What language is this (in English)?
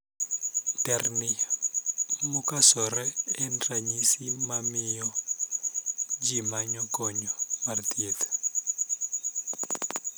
Luo (Kenya and Tanzania)